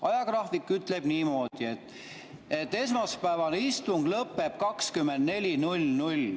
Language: Estonian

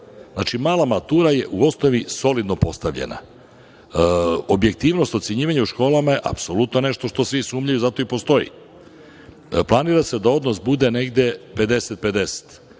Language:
Serbian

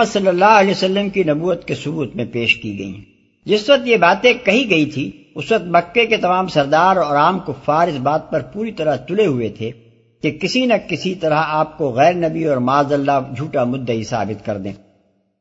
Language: Urdu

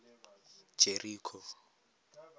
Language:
Tswana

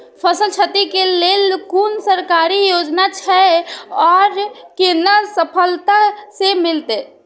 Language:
Maithili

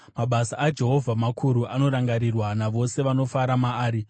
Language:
Shona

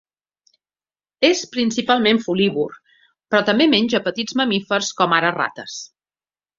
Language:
Catalan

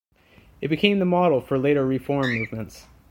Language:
English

